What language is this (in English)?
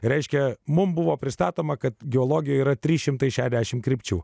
Lithuanian